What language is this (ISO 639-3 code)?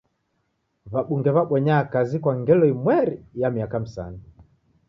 dav